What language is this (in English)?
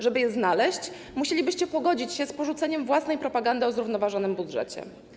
Polish